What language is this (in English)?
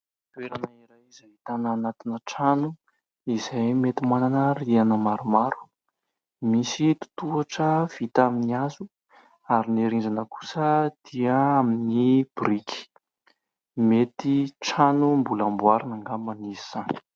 Malagasy